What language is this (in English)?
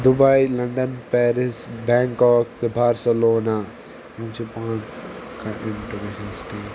Kashmiri